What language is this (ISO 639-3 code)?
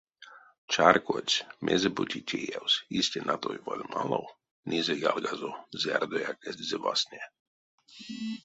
myv